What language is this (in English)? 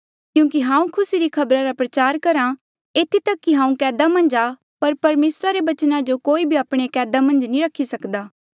Mandeali